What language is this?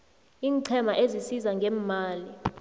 South Ndebele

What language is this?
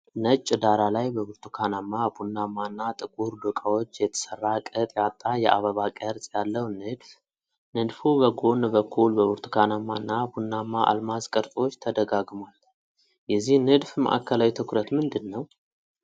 Amharic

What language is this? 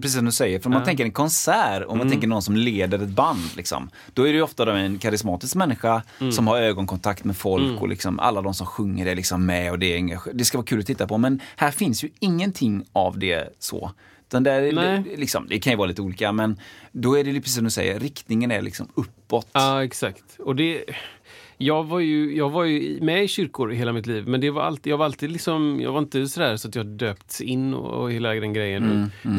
Swedish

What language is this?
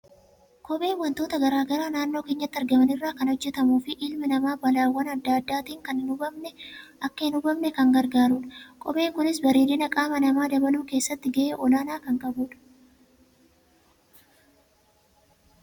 Oromo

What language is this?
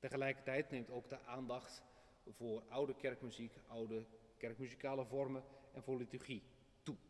Dutch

